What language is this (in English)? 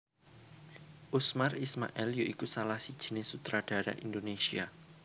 Javanese